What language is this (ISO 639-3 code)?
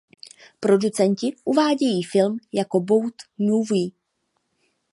ces